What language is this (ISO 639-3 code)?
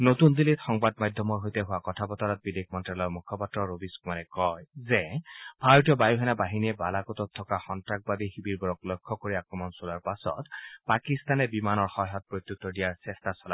asm